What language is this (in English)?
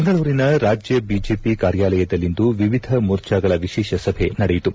Kannada